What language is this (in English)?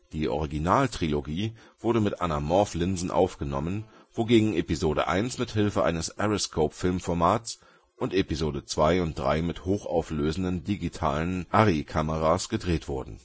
German